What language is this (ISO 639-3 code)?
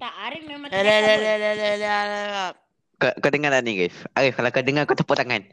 msa